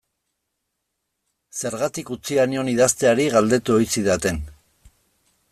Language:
Basque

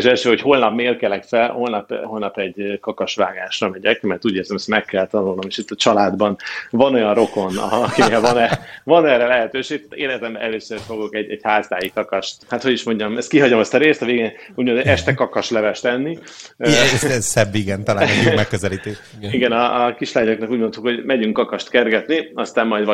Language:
Hungarian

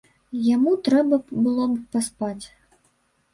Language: Belarusian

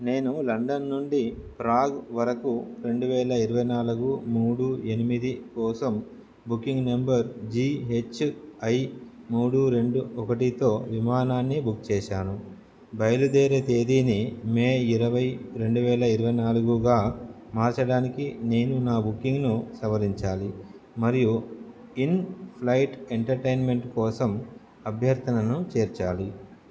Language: Telugu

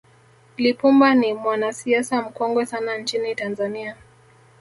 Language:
Swahili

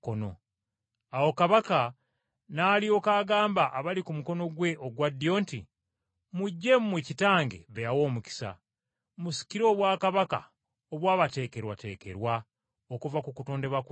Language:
Ganda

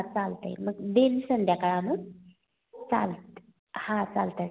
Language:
Marathi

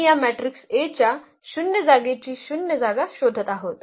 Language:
Marathi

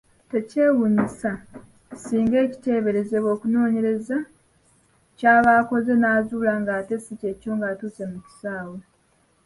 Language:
Ganda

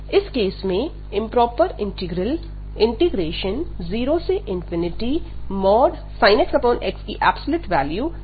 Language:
Hindi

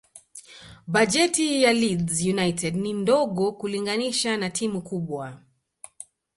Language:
Swahili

